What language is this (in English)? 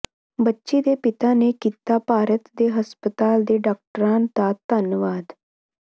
Punjabi